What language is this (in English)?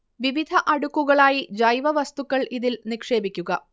Malayalam